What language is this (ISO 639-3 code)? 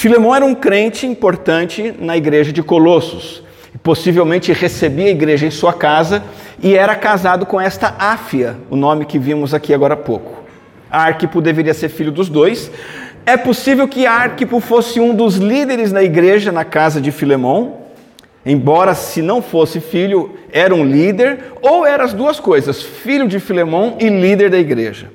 por